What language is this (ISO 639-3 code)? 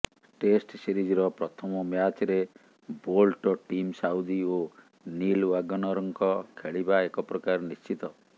ori